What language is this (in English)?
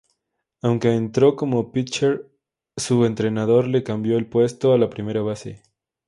Spanish